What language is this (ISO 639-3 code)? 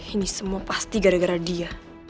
ind